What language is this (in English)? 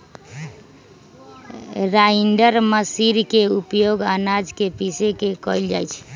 Magahi